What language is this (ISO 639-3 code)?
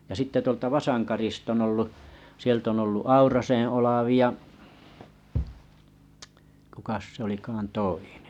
fin